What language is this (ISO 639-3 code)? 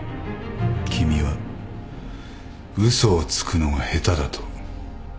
jpn